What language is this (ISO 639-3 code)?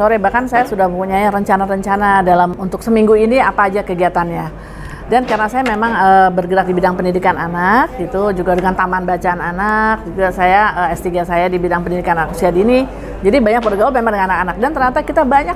ind